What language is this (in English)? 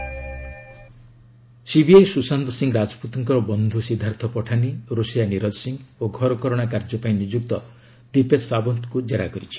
Odia